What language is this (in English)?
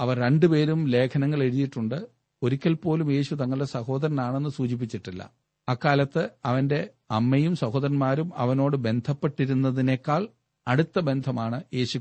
Malayalam